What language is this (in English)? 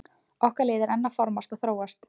Icelandic